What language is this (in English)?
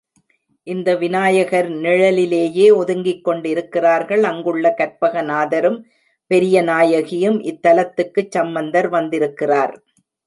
Tamil